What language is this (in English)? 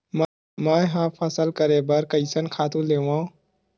Chhattisgarhi